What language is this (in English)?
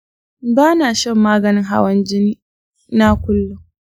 Hausa